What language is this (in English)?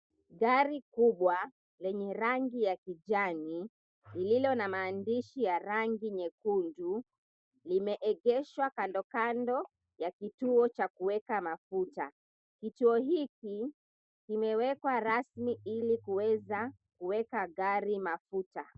Swahili